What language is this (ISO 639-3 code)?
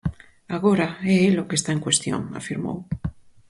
glg